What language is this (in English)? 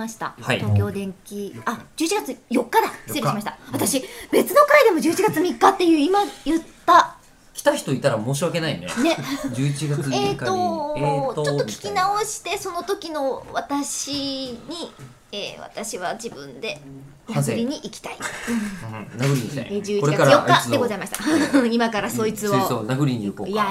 Japanese